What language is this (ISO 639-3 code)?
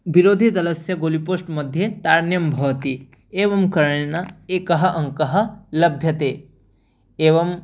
san